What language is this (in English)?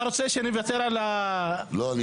Hebrew